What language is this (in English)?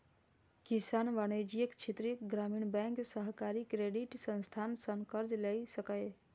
Maithili